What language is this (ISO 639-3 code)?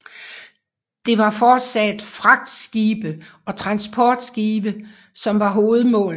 dan